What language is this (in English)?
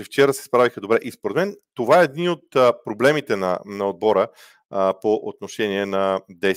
Bulgarian